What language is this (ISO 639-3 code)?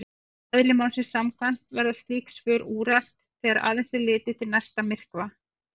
isl